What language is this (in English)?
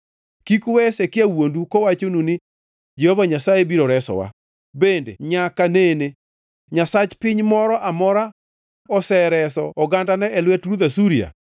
Luo (Kenya and Tanzania)